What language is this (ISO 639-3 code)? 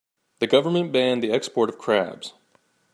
eng